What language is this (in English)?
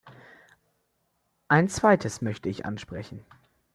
German